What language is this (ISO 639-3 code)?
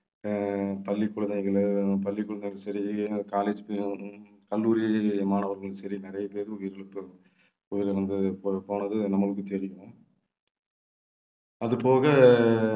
tam